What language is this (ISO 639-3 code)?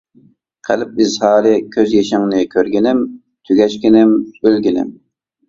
uig